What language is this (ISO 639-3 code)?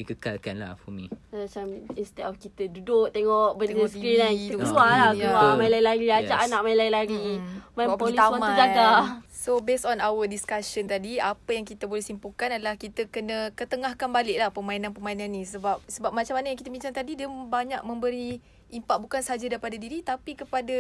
msa